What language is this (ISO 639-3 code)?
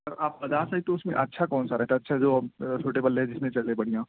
urd